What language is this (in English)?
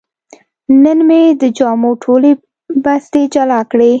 Pashto